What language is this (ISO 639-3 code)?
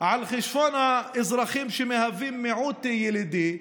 heb